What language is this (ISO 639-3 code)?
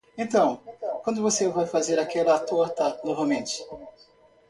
por